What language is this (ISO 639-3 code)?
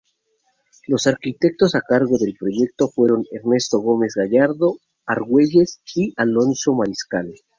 spa